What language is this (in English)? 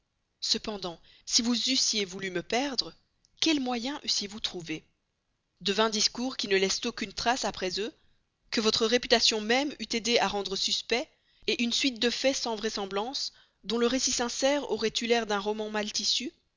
French